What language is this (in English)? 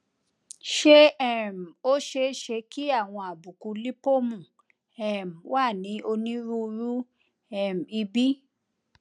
Yoruba